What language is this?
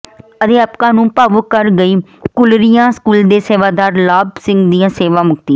Punjabi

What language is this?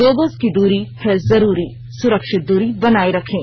Hindi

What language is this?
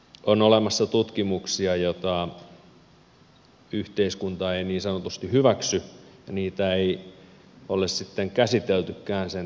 Finnish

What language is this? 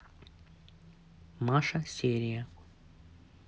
Russian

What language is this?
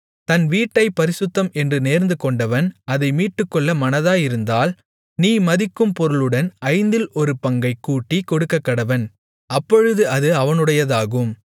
Tamil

